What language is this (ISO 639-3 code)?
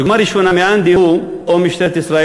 heb